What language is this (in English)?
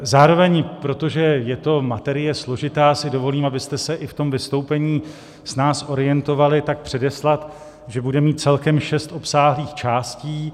Czech